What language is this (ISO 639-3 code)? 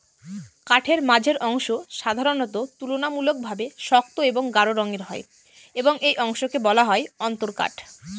ben